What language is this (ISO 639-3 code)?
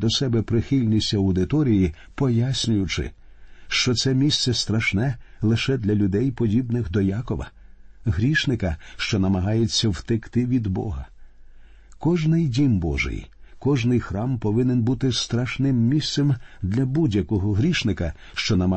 ukr